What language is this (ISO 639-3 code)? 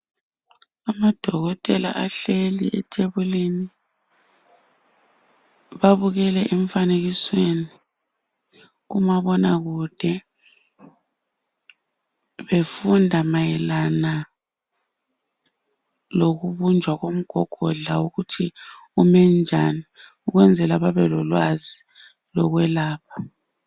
nde